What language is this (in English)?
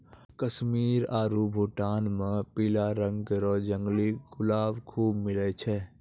Maithili